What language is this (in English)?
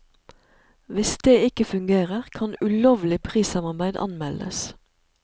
Norwegian